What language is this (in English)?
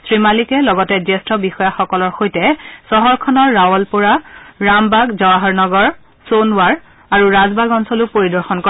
Assamese